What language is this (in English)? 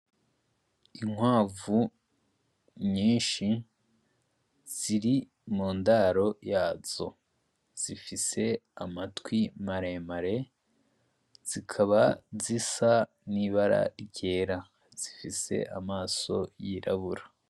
Rundi